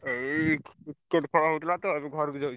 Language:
Odia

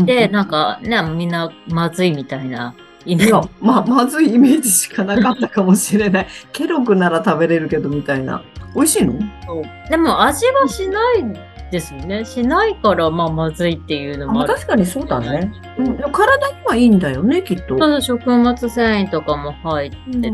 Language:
Japanese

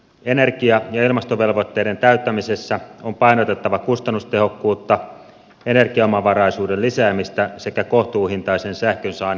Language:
Finnish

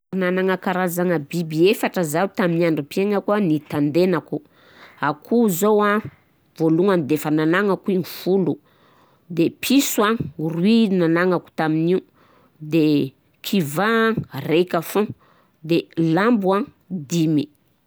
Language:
Southern Betsimisaraka Malagasy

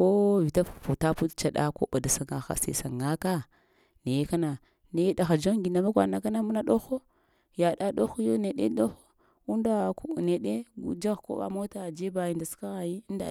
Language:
Lamang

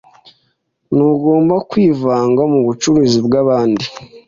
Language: Kinyarwanda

